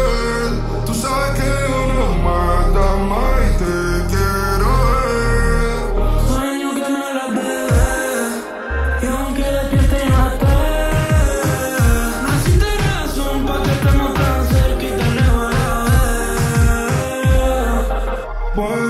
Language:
Romanian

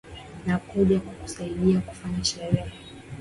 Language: Swahili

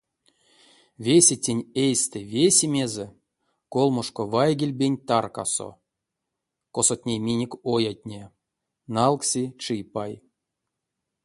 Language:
Erzya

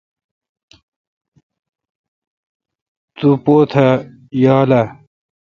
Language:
Kalkoti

